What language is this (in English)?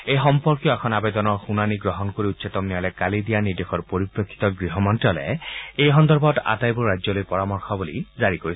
Assamese